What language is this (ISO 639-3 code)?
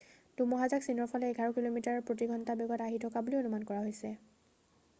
asm